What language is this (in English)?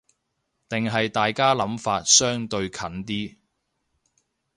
Cantonese